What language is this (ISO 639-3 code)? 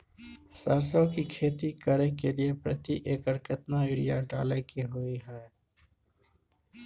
mai